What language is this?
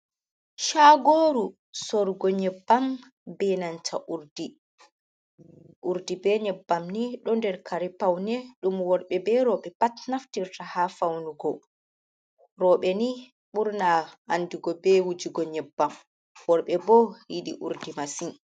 Fula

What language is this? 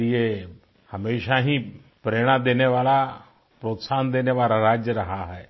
Hindi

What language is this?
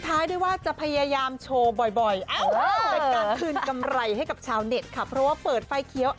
Thai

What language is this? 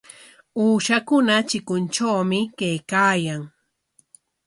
Corongo Ancash Quechua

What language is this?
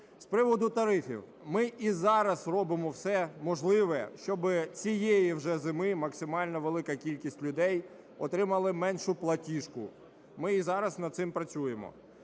Ukrainian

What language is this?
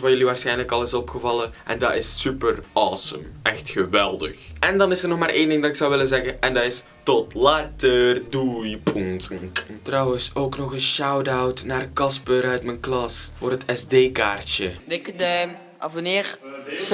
Dutch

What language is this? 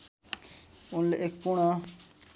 Nepali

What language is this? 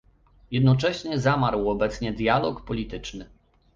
Polish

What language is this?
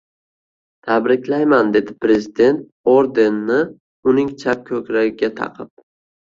Uzbek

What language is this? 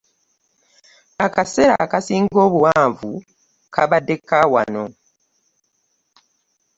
Ganda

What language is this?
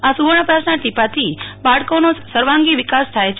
Gujarati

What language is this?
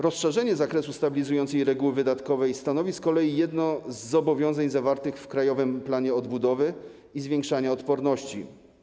Polish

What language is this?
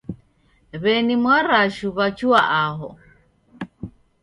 Taita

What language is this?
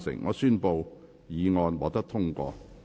Cantonese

